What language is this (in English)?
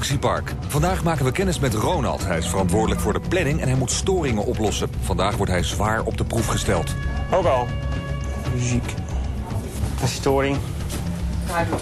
Dutch